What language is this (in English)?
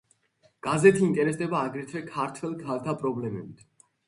Georgian